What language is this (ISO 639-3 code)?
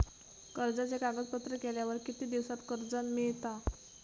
mar